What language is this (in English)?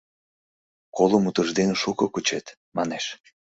Mari